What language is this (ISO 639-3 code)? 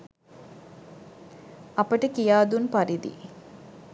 sin